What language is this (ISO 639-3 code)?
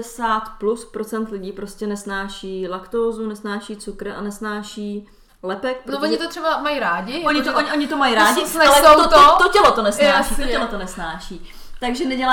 ces